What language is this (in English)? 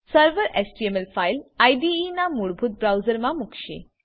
Gujarati